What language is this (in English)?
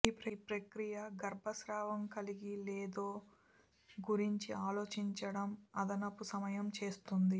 Telugu